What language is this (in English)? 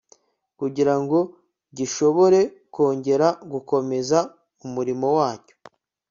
Kinyarwanda